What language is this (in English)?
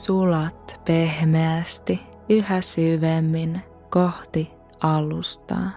Finnish